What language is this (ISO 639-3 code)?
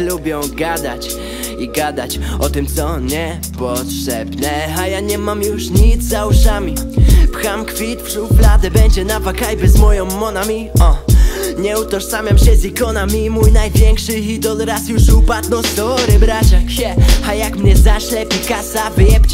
pol